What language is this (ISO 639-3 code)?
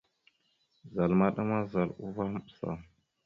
mxu